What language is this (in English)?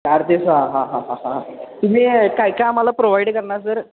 Marathi